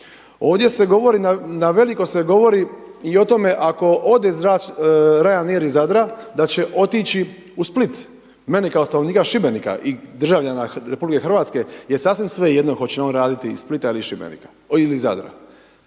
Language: Croatian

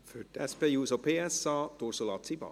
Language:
Swiss German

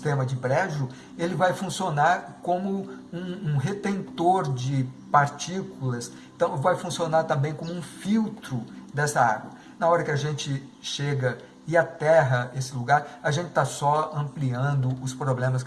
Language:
Portuguese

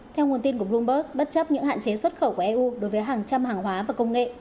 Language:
Vietnamese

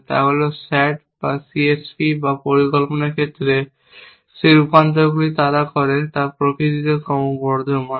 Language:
Bangla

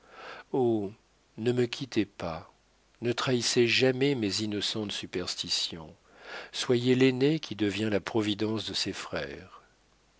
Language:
French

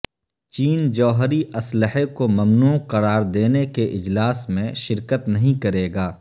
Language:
Urdu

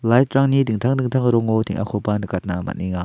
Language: Garo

